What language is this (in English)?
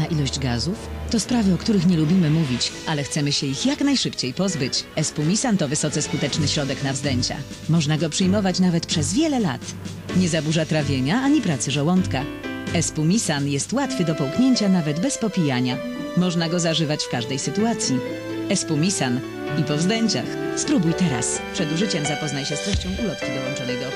Polish